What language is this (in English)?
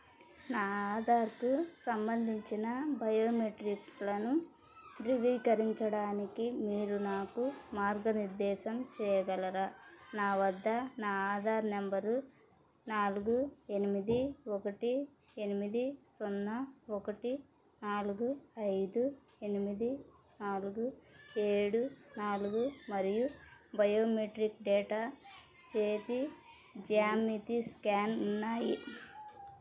Telugu